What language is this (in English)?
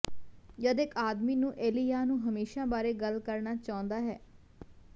Punjabi